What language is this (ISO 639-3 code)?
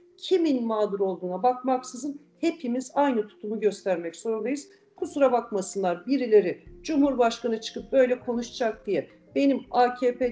tur